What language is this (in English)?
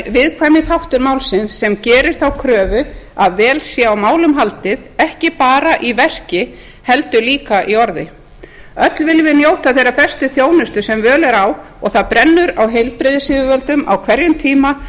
Icelandic